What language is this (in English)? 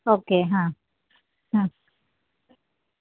Gujarati